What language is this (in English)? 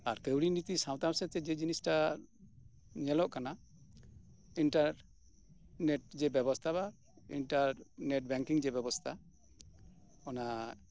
Santali